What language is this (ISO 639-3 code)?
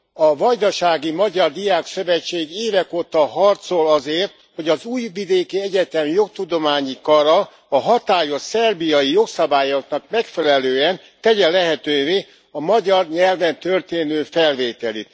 hun